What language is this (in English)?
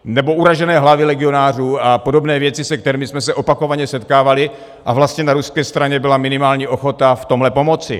Czech